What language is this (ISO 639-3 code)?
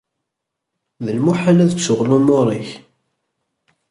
kab